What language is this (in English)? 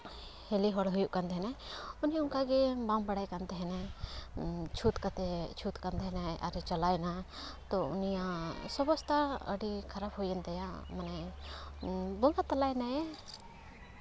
Santali